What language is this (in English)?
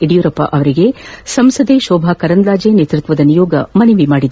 Kannada